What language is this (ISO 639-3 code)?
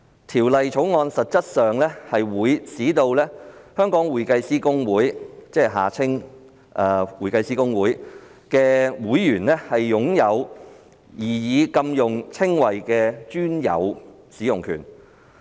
yue